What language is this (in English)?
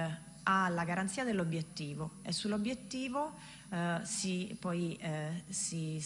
Italian